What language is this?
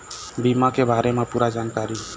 Chhattisgarhi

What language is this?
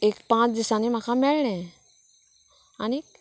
Konkani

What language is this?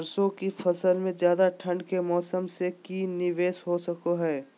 Magahi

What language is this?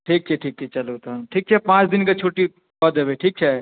Maithili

